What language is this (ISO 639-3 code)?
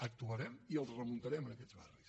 cat